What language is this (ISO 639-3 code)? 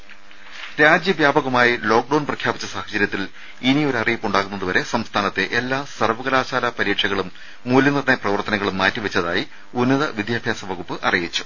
mal